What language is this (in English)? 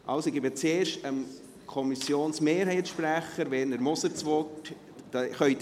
Swiss German